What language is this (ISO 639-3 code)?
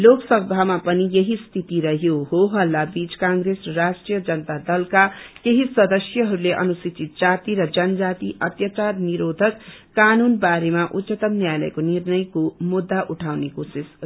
nep